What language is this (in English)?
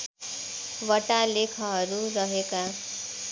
Nepali